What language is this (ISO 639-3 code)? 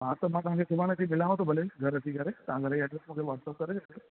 snd